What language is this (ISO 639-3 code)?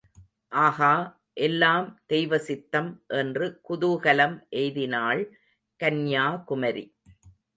tam